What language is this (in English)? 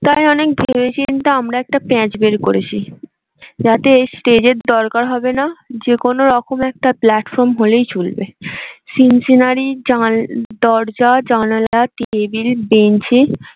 Bangla